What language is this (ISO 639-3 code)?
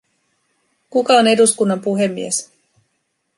fin